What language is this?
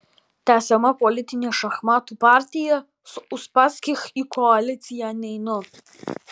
Lithuanian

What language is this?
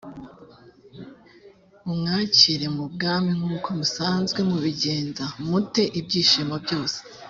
Kinyarwanda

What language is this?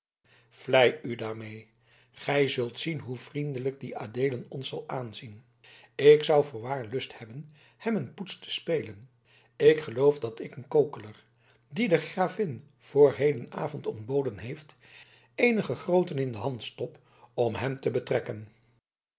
Dutch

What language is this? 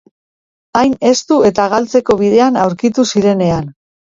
Basque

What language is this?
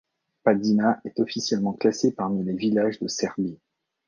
French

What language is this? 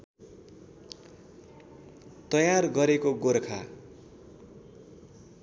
Nepali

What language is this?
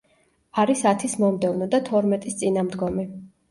Georgian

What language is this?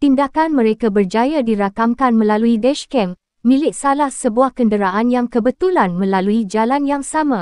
Malay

